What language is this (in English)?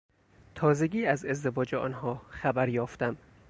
Persian